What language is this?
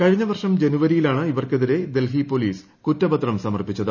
Malayalam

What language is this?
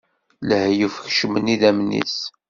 Kabyle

